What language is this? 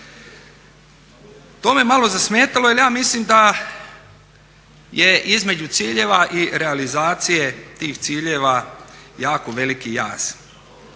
Croatian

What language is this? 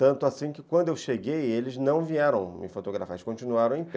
Portuguese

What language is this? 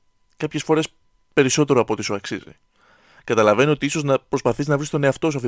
Greek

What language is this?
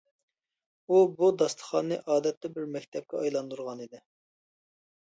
Uyghur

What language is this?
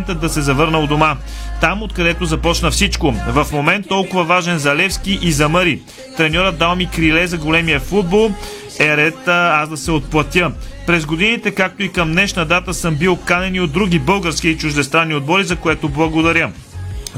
Bulgarian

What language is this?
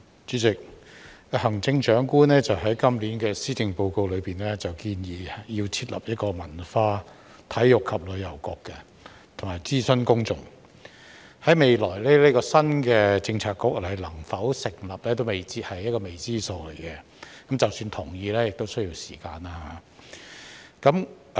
Cantonese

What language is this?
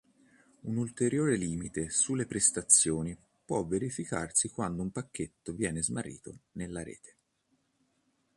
Italian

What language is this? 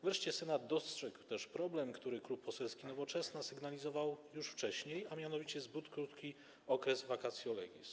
Polish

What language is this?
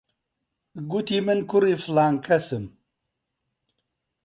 Central Kurdish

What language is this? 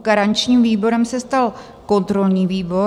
Czech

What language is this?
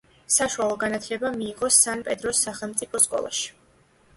Georgian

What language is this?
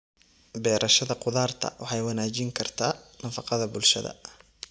Somali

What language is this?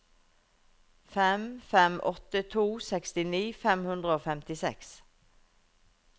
Norwegian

